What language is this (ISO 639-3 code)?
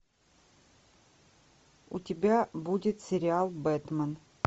rus